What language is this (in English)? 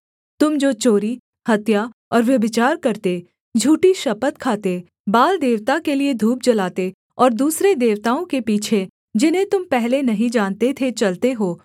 Hindi